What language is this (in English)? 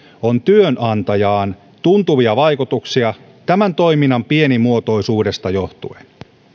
Finnish